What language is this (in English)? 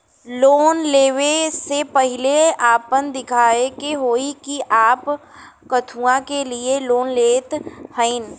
Bhojpuri